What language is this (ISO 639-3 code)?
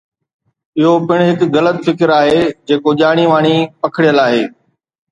snd